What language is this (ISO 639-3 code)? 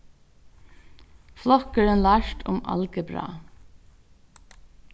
fao